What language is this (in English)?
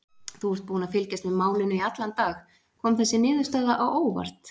Icelandic